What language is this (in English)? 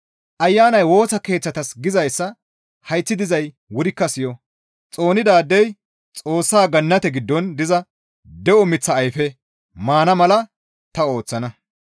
Gamo